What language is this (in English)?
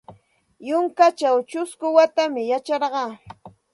Santa Ana de Tusi Pasco Quechua